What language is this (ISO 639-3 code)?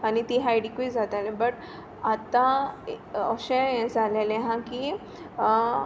kok